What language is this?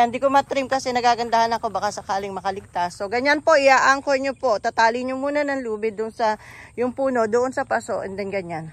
Filipino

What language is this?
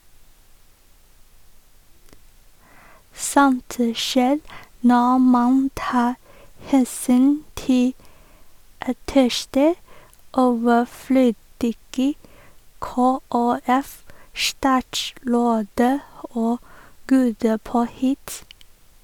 Norwegian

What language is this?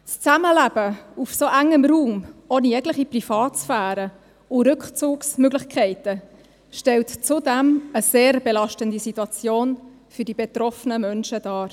Swiss German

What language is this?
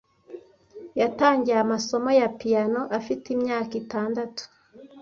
Kinyarwanda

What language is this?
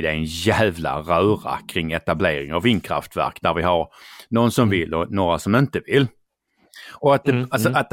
Swedish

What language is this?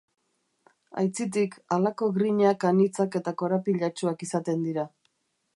Basque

